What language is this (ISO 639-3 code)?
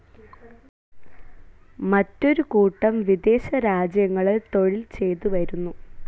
mal